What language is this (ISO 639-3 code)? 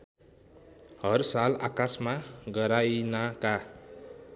nep